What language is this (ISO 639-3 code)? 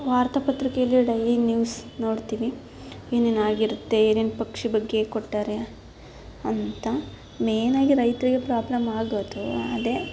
kan